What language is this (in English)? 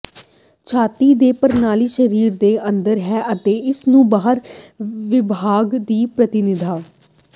Punjabi